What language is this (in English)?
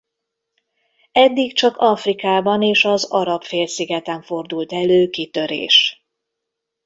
Hungarian